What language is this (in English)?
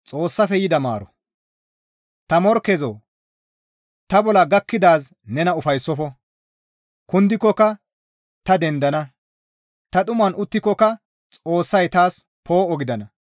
Gamo